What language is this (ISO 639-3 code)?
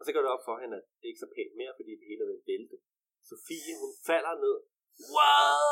dan